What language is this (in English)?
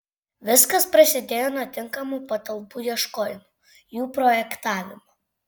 Lithuanian